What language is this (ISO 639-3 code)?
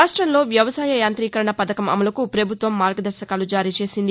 tel